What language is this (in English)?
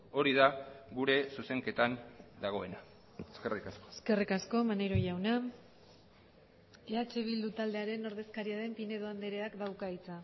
Basque